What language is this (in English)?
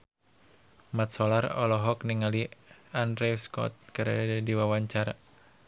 Sundanese